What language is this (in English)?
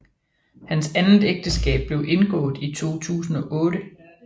Danish